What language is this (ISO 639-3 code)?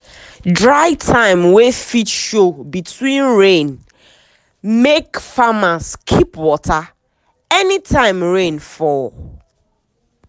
pcm